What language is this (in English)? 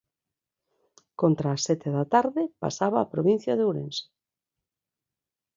Galician